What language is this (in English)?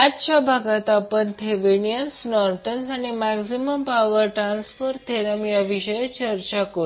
Marathi